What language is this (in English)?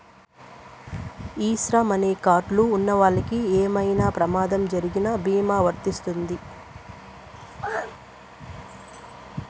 Telugu